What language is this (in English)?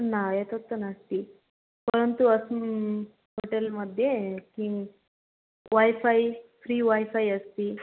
Sanskrit